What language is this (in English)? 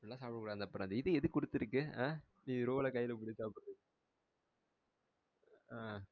Tamil